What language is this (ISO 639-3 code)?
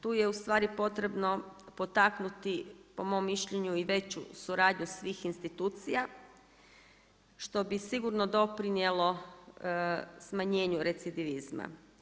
hrv